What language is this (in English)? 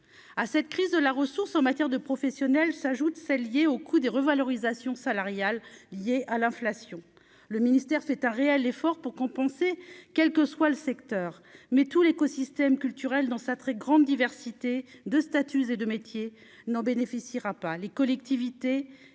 French